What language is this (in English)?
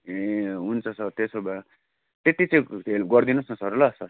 Nepali